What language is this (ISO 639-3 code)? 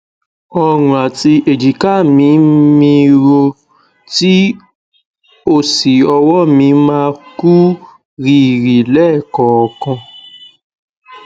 yor